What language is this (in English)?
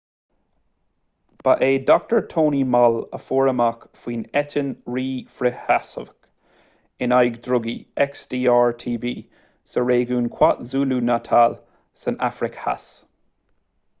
Irish